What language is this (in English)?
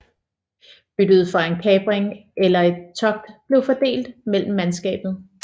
Danish